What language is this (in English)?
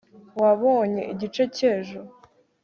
Kinyarwanda